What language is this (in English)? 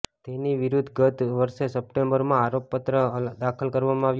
Gujarati